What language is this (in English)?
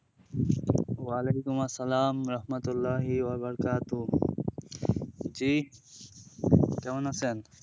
Bangla